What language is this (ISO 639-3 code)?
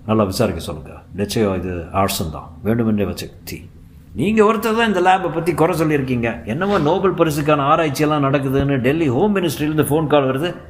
tam